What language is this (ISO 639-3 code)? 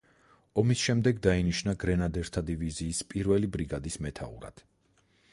kat